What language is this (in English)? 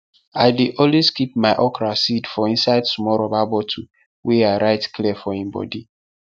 Nigerian Pidgin